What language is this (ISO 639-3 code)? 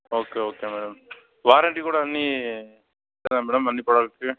tel